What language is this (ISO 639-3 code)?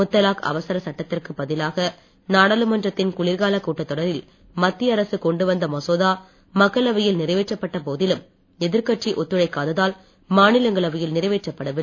tam